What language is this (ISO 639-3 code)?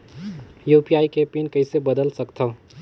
hne